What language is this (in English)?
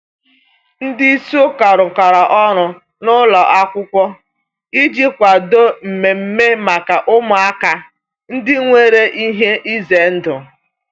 Igbo